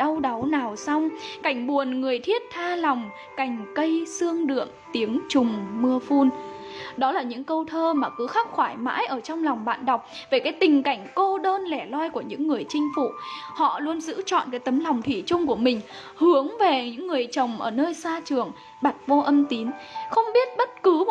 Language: Vietnamese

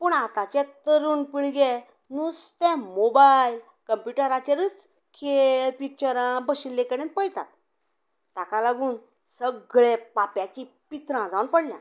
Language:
Konkani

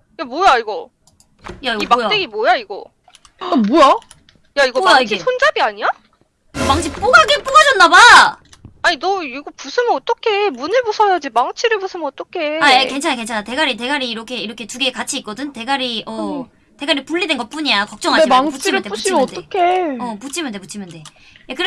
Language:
Korean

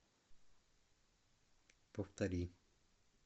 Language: Russian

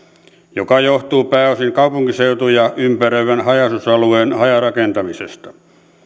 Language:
Finnish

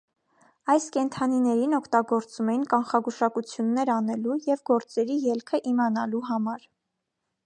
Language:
Armenian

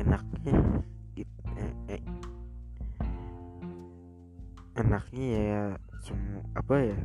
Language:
Indonesian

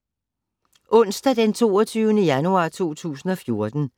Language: Danish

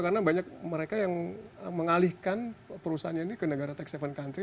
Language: Indonesian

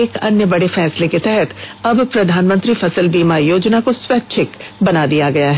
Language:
Hindi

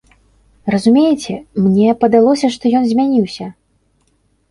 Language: Belarusian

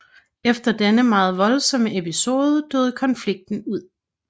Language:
Danish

